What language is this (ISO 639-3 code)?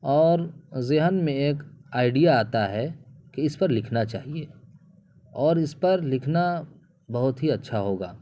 urd